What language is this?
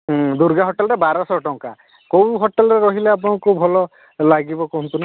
Odia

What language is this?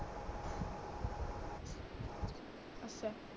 Punjabi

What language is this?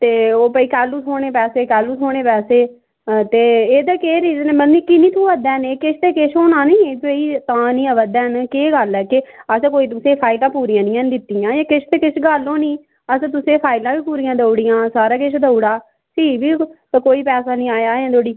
Dogri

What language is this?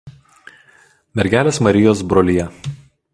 Lithuanian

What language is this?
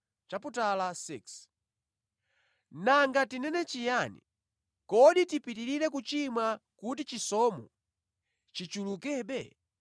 Nyanja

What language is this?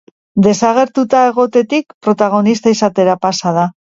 Basque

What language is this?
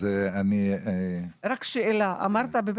Hebrew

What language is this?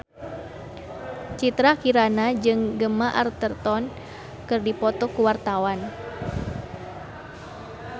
Sundanese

